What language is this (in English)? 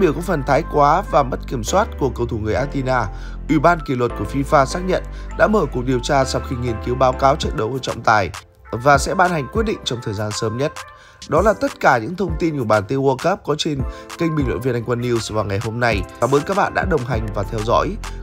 Vietnamese